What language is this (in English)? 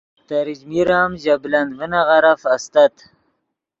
Yidgha